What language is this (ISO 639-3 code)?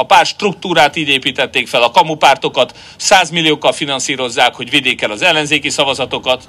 hun